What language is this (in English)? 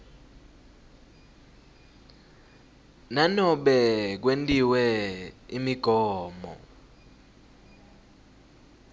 Swati